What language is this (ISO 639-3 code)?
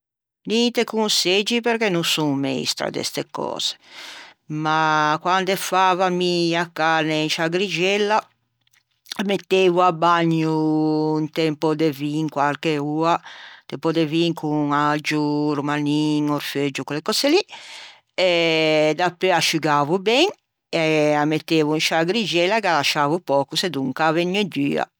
lij